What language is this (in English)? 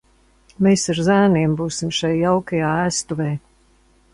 Latvian